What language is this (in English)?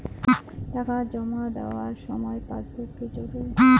Bangla